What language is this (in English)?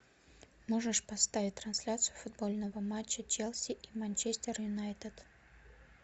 Russian